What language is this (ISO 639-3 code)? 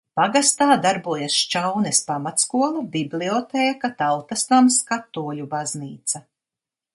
lav